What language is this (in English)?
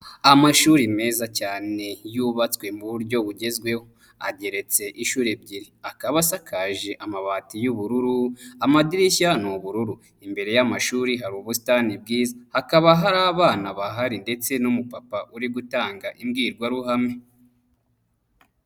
Kinyarwanda